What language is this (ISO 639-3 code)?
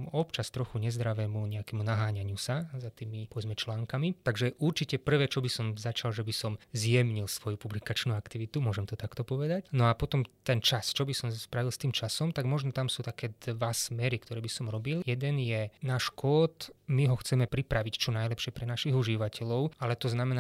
slk